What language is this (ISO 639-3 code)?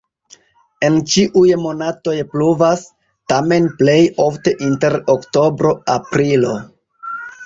epo